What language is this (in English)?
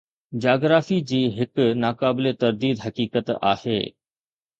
Sindhi